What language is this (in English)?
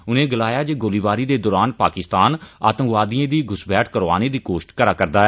Dogri